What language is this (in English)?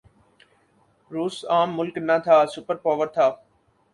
Urdu